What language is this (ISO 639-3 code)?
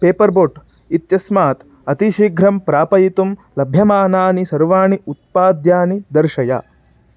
san